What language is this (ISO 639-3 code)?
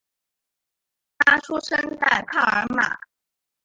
zho